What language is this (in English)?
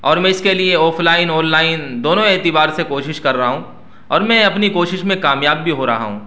Urdu